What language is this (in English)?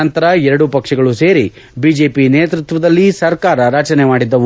Kannada